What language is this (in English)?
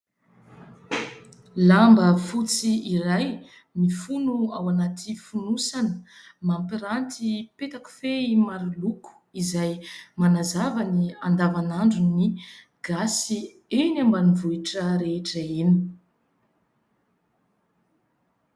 Malagasy